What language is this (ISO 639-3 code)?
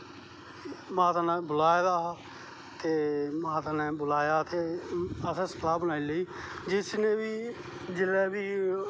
doi